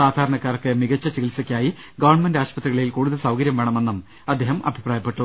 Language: Malayalam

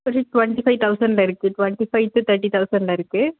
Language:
Tamil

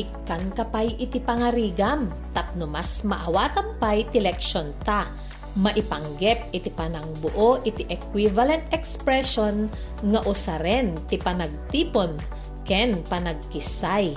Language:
Filipino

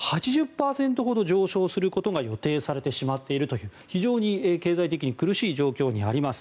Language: Japanese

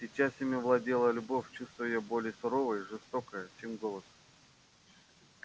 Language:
Russian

